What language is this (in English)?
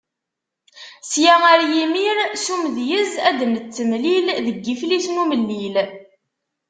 Kabyle